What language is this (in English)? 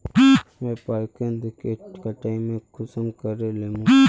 Magahi